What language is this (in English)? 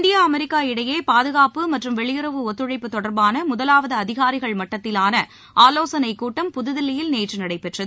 Tamil